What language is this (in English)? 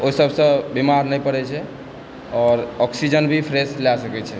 Maithili